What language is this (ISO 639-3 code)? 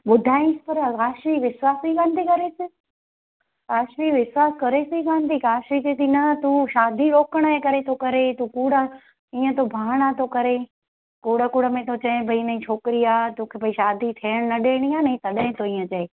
snd